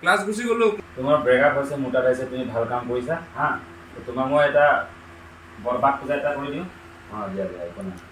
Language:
Indonesian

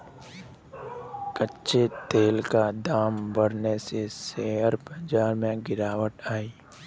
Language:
Hindi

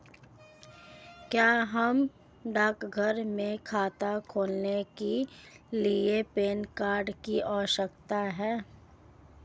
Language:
Hindi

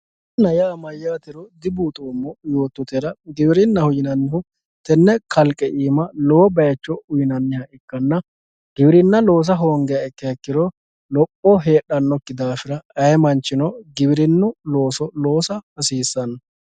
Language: Sidamo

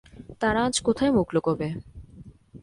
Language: Bangla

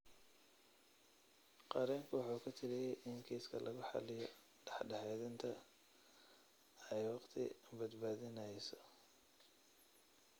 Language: Somali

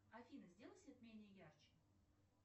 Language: Russian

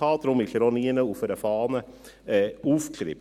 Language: Swiss German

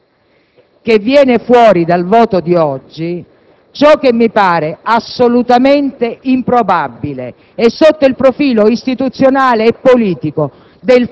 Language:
Italian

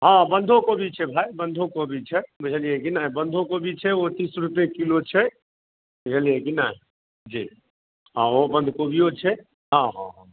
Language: Maithili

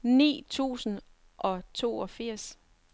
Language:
Danish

